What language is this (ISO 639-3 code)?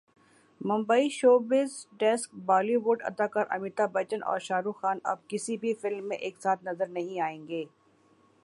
urd